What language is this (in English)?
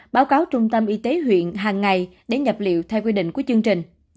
Vietnamese